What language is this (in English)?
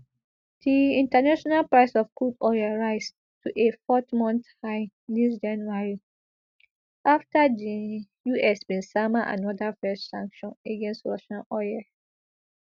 Nigerian Pidgin